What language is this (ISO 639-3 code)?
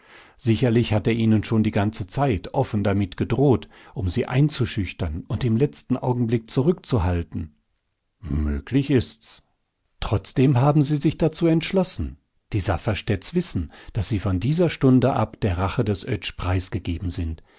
deu